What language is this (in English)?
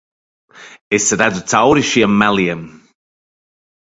Latvian